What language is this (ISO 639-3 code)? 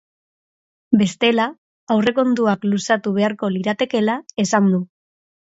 eus